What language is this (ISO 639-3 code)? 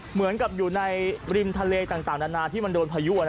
tha